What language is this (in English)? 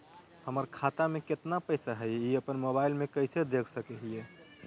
Magahi